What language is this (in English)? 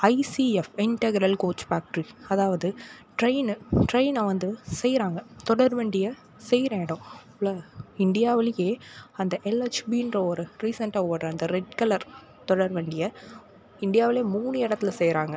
Tamil